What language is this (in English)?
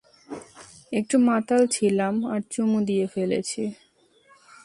Bangla